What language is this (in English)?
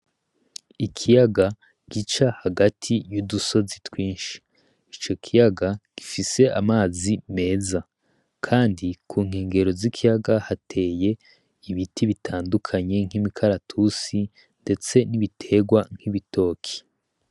Rundi